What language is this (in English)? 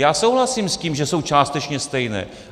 Czech